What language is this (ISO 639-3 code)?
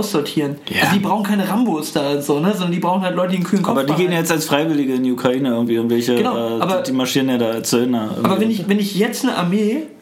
deu